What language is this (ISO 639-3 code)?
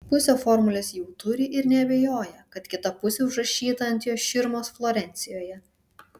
lit